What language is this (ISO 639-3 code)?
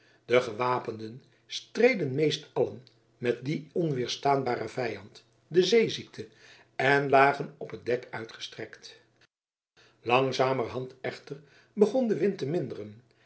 nld